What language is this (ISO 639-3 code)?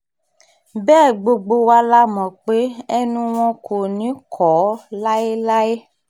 yor